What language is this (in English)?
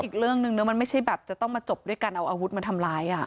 Thai